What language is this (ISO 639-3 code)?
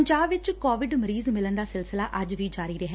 pan